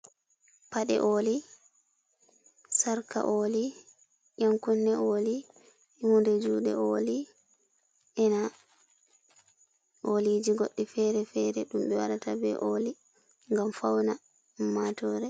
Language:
Fula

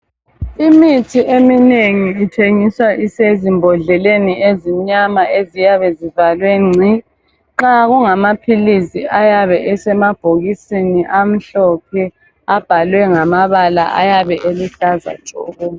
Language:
North Ndebele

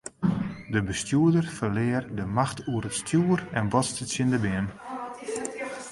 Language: Western Frisian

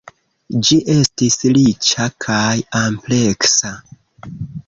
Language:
Esperanto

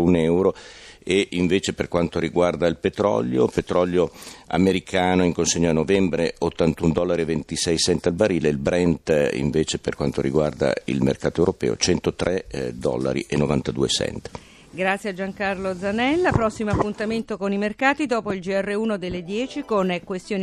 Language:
Italian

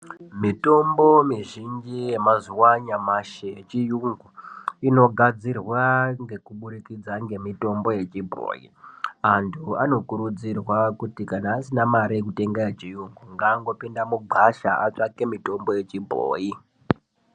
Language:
Ndau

